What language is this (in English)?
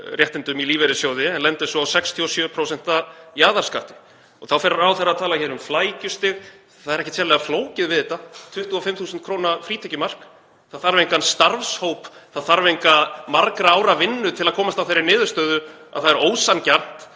Icelandic